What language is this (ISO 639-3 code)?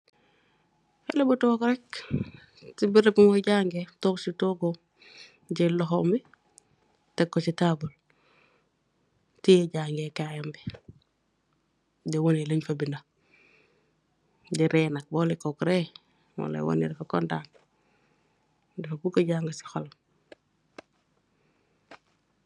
wol